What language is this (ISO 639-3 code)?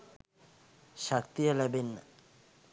sin